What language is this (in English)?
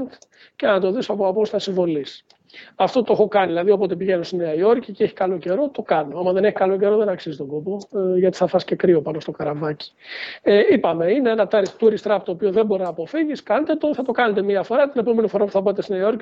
Greek